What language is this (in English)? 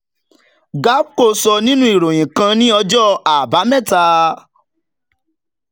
Yoruba